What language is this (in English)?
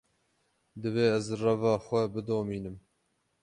Kurdish